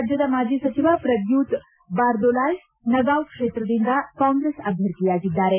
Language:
Kannada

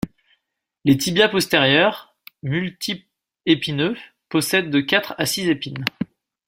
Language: French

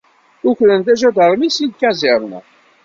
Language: Kabyle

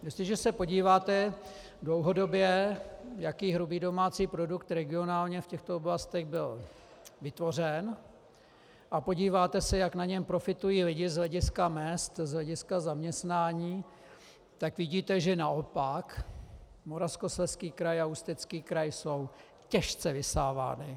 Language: Czech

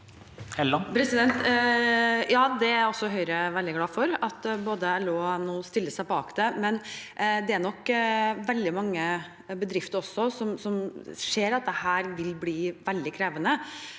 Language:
Norwegian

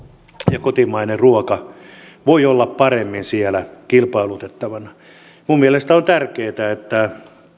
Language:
Finnish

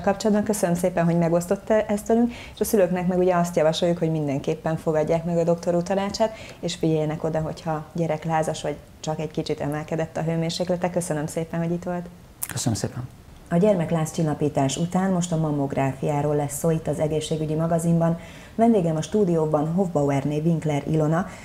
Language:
Hungarian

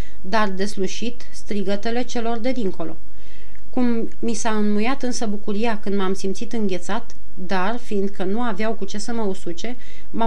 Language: Romanian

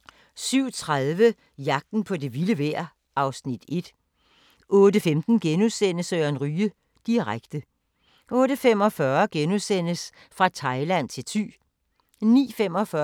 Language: Danish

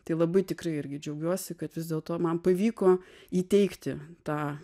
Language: Lithuanian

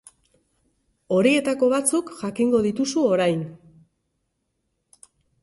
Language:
Basque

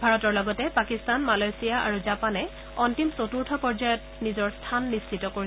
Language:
Assamese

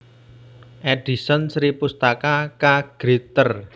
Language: Javanese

